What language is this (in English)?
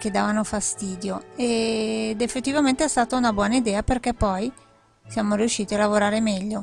Italian